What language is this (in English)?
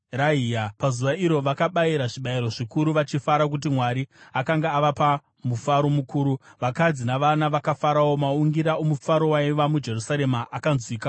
Shona